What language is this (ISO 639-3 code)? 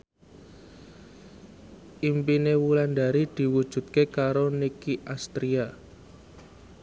jav